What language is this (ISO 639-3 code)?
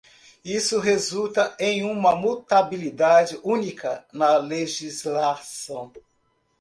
por